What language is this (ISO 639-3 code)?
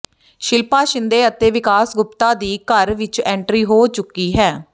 pan